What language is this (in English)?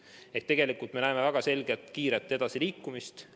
Estonian